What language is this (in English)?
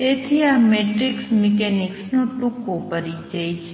Gujarati